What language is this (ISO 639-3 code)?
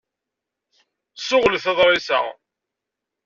kab